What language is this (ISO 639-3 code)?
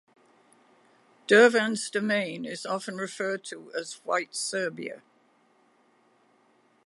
eng